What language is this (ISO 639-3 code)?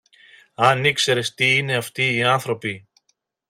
ell